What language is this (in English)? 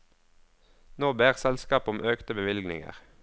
Norwegian